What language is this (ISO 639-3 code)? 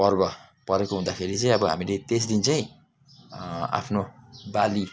nep